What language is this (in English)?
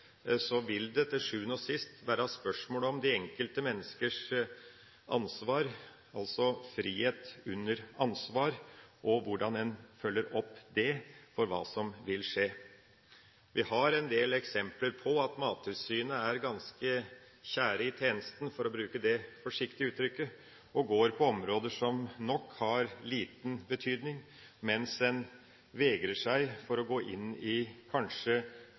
Norwegian Bokmål